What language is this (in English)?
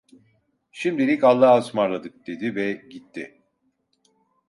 Turkish